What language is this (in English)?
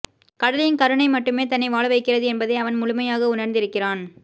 Tamil